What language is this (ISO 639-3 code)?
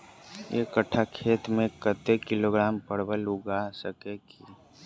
mai